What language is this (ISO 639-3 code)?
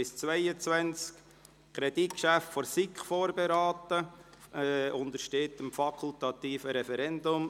gsw